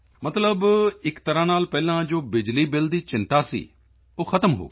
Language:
Punjabi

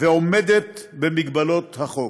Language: Hebrew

